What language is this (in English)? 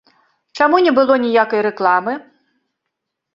Belarusian